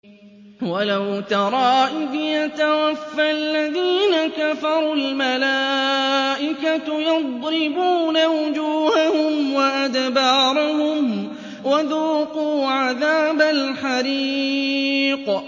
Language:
Arabic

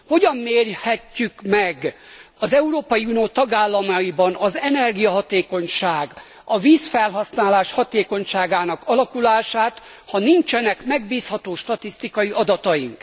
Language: Hungarian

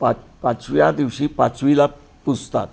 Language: Marathi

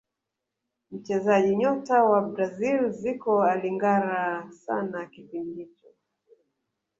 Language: Swahili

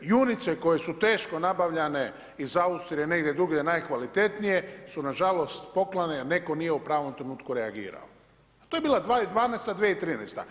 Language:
Croatian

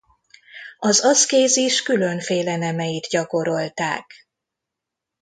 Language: Hungarian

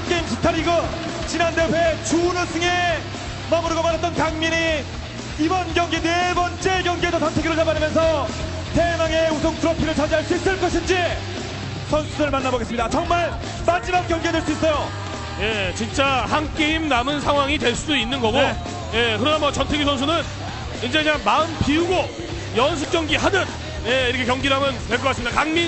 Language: Korean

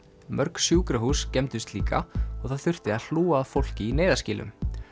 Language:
Icelandic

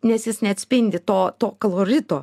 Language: Lithuanian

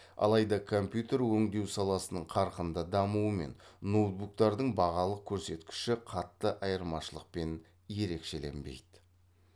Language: Kazakh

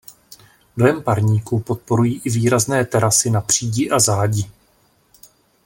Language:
Czech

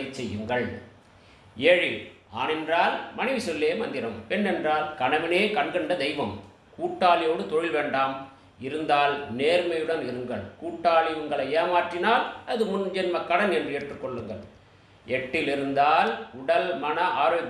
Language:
Tamil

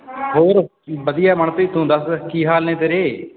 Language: Punjabi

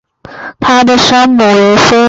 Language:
Chinese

